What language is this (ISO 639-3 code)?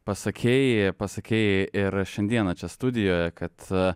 lit